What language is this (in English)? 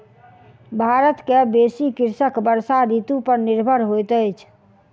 Maithili